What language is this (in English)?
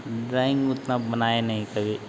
Hindi